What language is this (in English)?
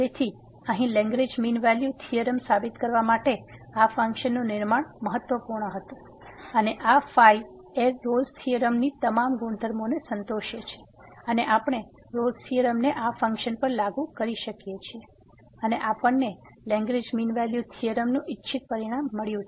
Gujarati